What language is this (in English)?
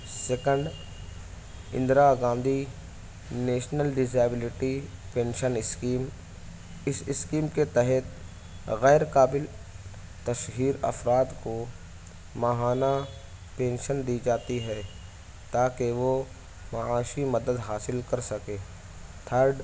Urdu